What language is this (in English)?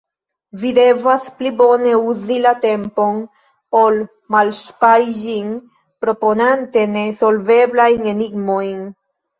Esperanto